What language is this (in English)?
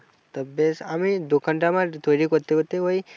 Bangla